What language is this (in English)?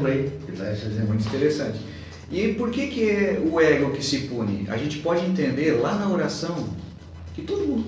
Portuguese